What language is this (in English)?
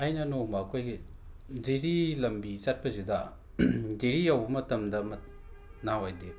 Manipuri